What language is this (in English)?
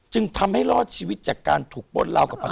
Thai